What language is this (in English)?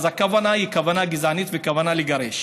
Hebrew